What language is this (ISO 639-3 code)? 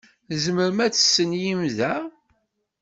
kab